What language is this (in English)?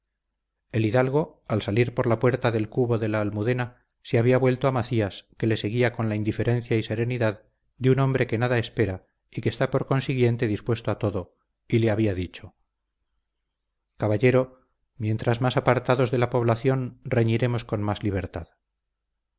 Spanish